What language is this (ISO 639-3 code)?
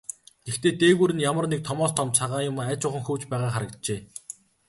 mon